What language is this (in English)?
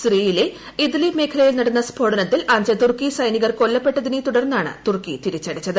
Malayalam